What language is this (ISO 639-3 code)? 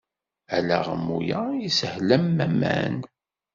kab